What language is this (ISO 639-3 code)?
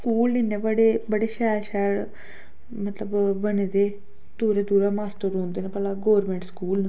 doi